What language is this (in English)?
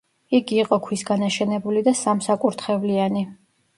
Georgian